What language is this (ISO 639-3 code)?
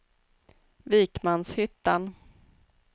swe